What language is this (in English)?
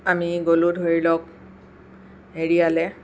Assamese